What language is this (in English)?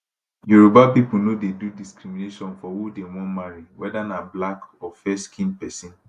Nigerian Pidgin